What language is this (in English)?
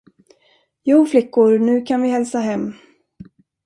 Swedish